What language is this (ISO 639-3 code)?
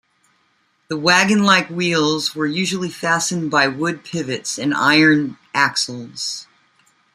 eng